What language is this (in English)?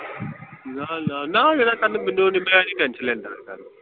Punjabi